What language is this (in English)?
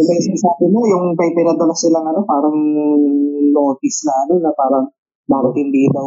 Filipino